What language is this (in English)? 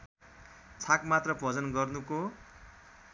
Nepali